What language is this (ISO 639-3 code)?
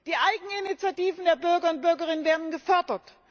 deu